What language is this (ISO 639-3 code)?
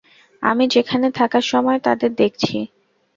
ben